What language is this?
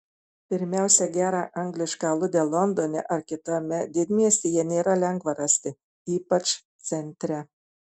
Lithuanian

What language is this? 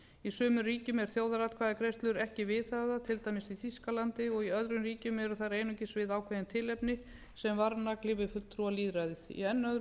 Icelandic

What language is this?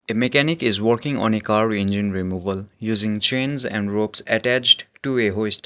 English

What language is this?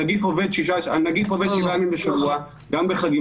Hebrew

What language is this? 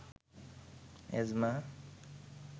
Bangla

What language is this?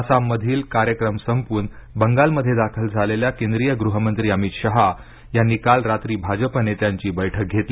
Marathi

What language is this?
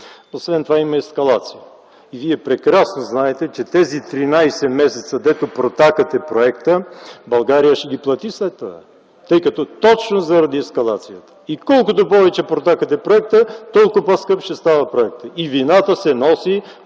Bulgarian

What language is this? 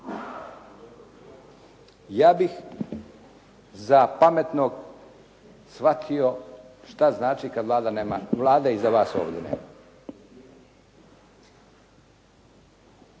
Croatian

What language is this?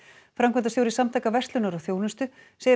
Icelandic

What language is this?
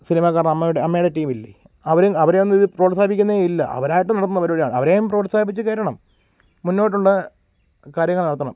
Malayalam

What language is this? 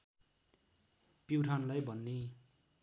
Nepali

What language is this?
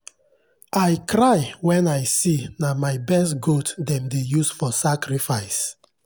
Nigerian Pidgin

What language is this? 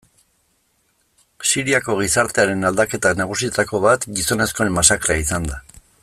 Basque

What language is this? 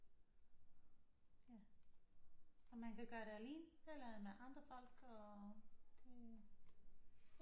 Danish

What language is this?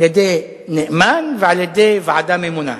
Hebrew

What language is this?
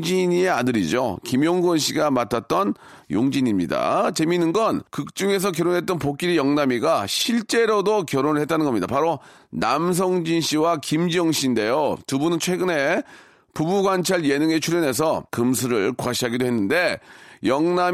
Korean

